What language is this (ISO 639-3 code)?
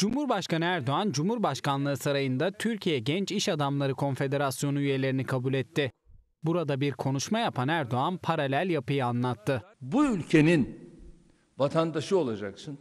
tur